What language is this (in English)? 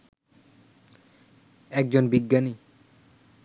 Bangla